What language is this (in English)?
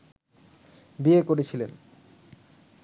Bangla